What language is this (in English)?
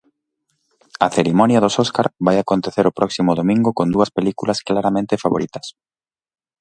Galician